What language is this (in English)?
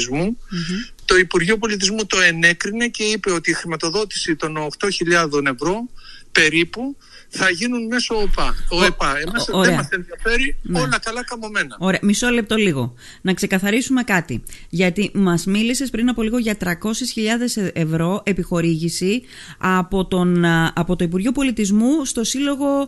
Greek